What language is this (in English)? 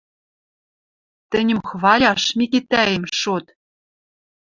Western Mari